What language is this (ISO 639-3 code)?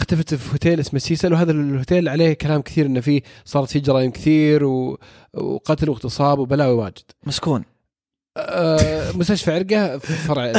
ara